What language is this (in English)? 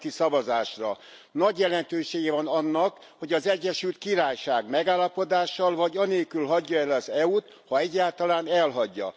Hungarian